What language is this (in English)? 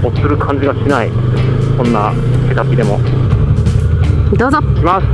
Japanese